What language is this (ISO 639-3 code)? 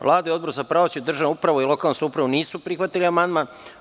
srp